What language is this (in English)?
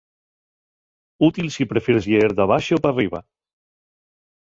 Asturian